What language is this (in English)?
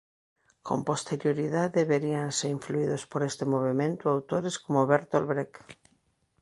Galician